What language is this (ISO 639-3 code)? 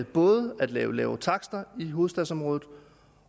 dan